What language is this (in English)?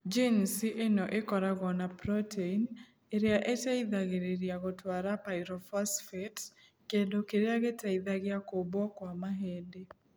Kikuyu